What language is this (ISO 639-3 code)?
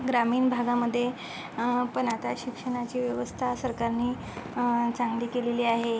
mar